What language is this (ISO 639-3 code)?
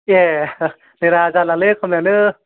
brx